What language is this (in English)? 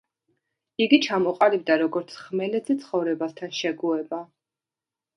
Georgian